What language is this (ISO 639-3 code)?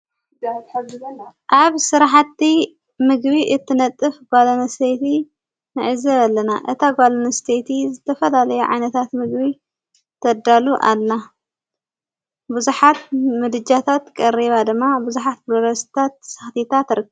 tir